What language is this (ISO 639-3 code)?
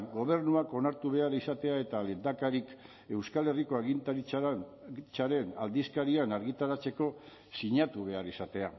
eus